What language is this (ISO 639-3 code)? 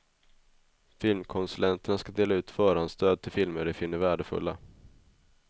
swe